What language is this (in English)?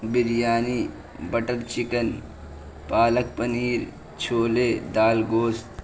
Urdu